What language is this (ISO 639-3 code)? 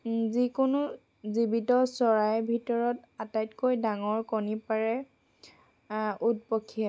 asm